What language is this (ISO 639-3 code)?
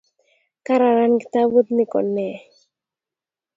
kln